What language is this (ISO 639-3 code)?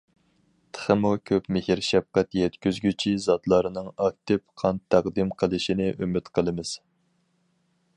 uig